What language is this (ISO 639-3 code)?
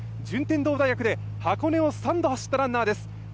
jpn